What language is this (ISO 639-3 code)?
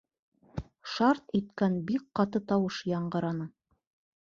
bak